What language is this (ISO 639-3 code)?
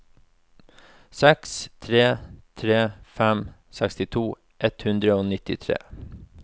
nor